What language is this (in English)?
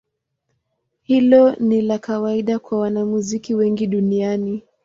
Swahili